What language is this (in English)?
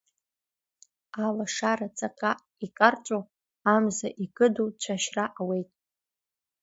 Abkhazian